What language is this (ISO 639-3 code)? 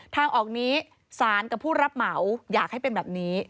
tha